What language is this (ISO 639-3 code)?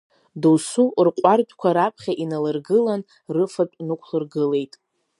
abk